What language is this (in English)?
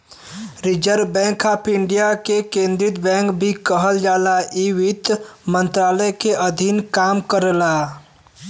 Bhojpuri